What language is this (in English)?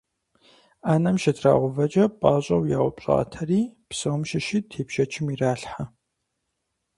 Kabardian